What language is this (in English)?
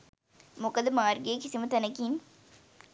Sinhala